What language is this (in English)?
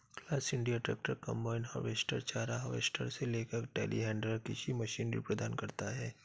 Hindi